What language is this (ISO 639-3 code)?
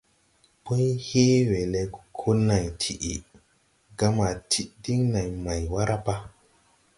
tui